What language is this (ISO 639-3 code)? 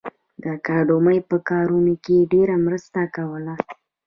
pus